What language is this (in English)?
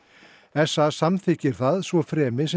Icelandic